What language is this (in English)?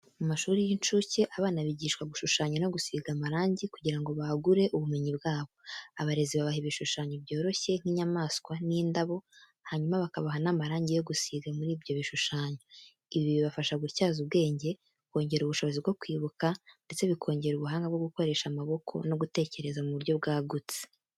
Kinyarwanda